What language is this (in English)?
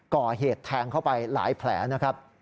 Thai